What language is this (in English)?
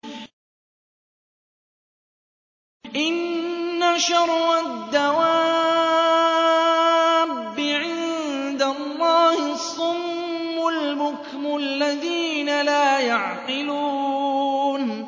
Arabic